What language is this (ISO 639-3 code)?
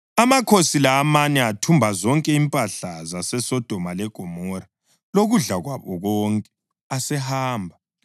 nde